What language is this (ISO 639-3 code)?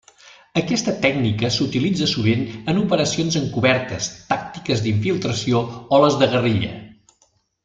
cat